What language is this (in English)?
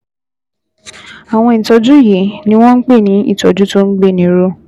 Yoruba